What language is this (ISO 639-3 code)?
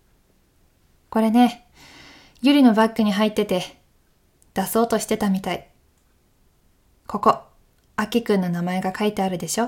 jpn